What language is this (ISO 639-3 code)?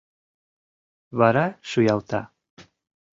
chm